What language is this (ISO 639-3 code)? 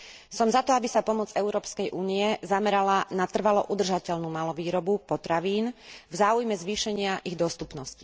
slk